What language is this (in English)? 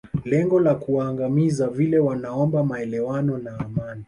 Swahili